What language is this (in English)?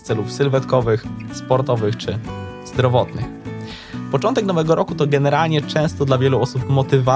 Polish